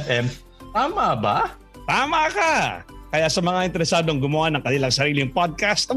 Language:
Filipino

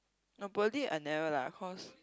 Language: English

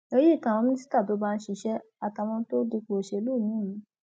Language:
Yoruba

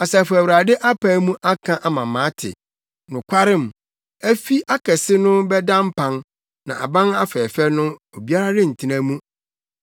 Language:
Akan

